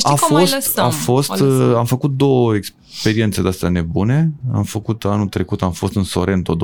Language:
Romanian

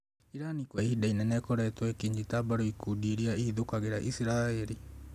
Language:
Kikuyu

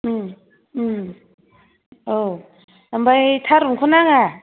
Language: Bodo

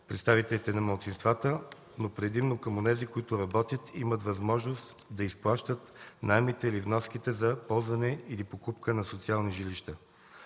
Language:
Bulgarian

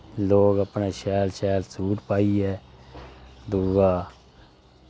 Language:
Dogri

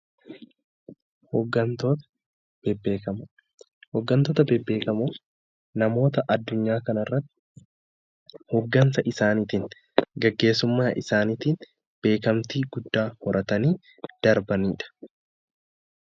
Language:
Oromo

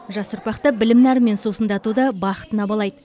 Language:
Kazakh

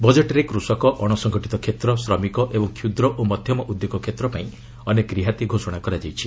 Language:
Odia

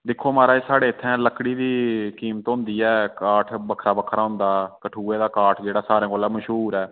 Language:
Dogri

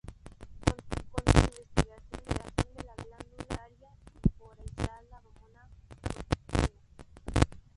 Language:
Spanish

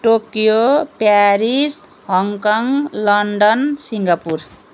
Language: Nepali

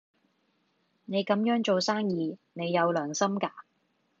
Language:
Cantonese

